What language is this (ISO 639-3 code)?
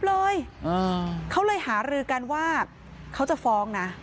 tha